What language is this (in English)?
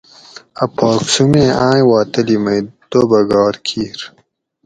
Gawri